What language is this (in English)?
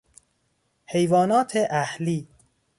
Persian